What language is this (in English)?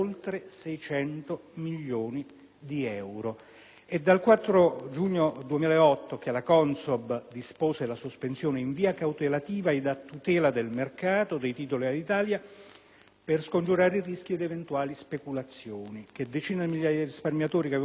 Italian